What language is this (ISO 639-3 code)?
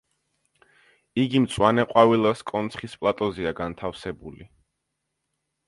kat